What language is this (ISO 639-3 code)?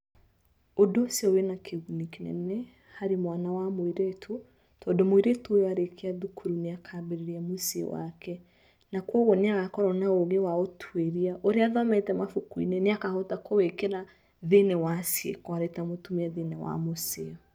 kik